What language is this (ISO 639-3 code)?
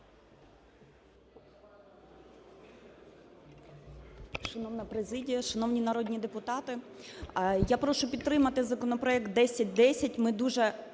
ukr